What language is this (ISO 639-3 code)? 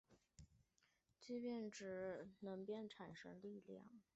zho